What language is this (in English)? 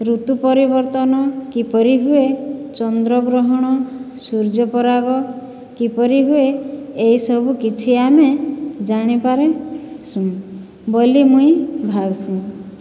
Odia